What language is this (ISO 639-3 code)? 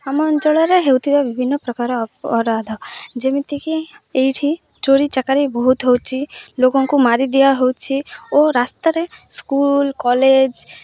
ori